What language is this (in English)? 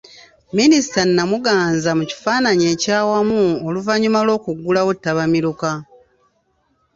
Ganda